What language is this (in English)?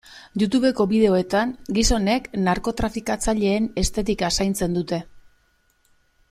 Basque